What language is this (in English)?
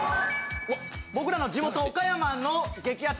Japanese